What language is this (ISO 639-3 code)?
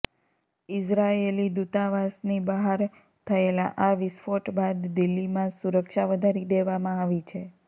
guj